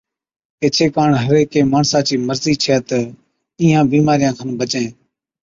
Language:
Od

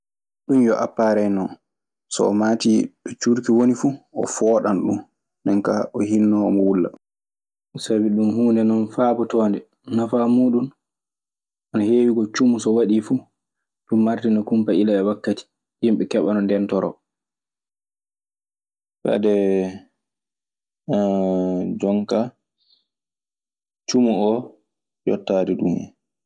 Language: Maasina Fulfulde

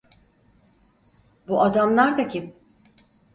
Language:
Turkish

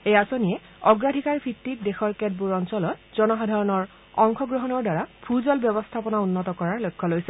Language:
Assamese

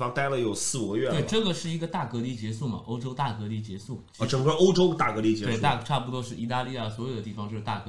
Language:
Chinese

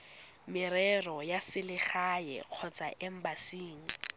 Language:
Tswana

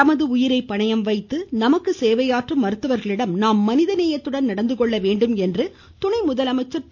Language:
Tamil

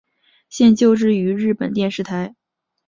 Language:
Chinese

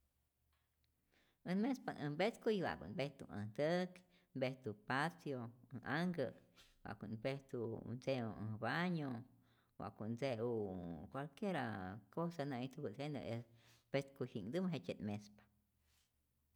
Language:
Rayón Zoque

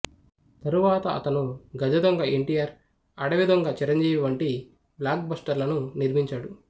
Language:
Telugu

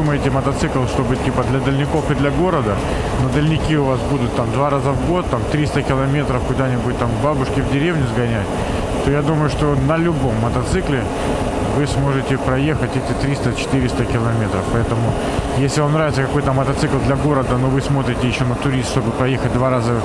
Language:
Russian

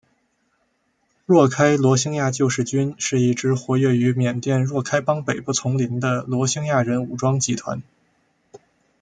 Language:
Chinese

